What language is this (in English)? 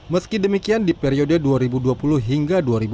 Indonesian